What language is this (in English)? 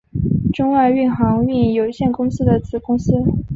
Chinese